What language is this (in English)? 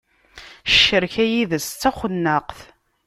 Kabyle